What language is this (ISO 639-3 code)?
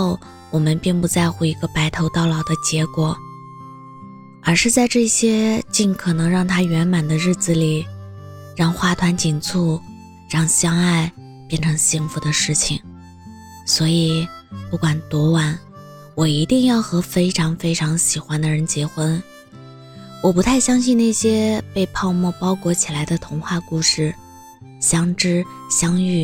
zho